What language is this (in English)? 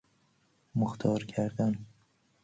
Persian